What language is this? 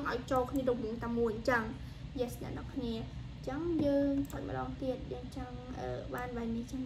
Vietnamese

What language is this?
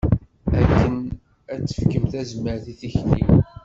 Kabyle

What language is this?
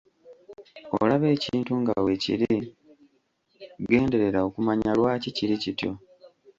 Ganda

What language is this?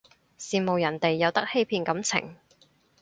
Cantonese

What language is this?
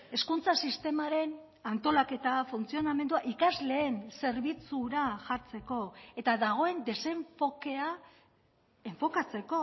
Basque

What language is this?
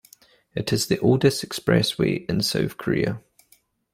English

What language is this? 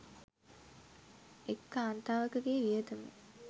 Sinhala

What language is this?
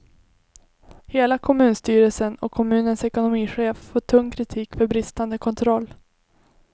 Swedish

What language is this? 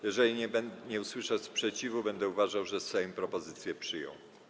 Polish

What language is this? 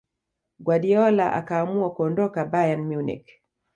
Swahili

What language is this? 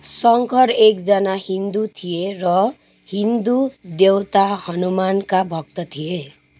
Nepali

